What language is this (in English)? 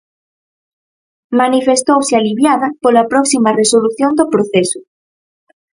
Galician